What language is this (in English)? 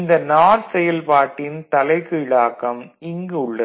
Tamil